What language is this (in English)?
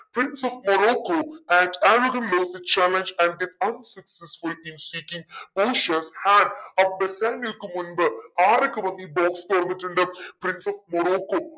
Malayalam